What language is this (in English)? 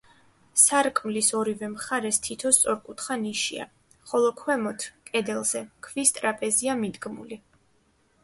Georgian